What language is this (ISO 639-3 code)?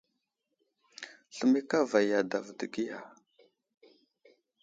udl